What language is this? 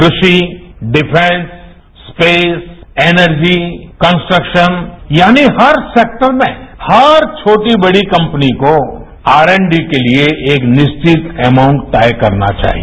Hindi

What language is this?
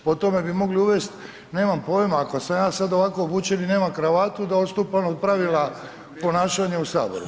Croatian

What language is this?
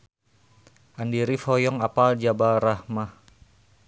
Sundanese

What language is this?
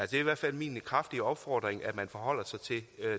Danish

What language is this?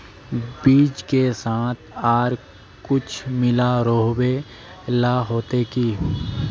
Magahi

